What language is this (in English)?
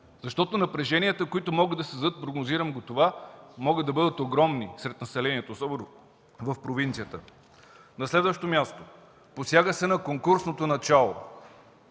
Bulgarian